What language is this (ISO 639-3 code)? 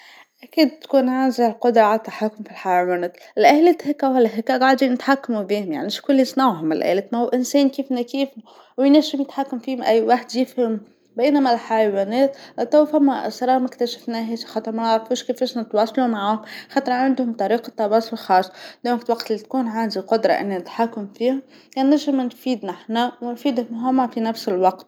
aeb